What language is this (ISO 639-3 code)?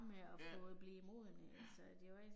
dan